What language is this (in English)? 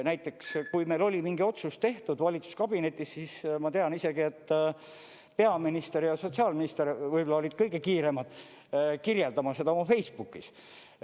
Estonian